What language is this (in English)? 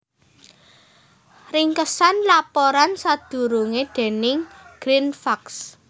Javanese